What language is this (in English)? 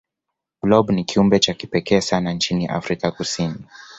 Swahili